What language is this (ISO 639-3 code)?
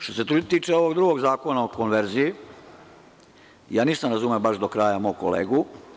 srp